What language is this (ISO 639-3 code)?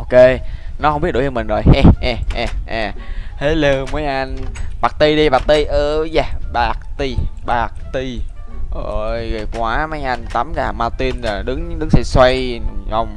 vie